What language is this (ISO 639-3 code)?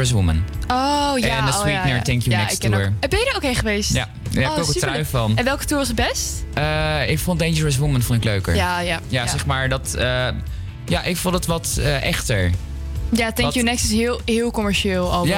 nld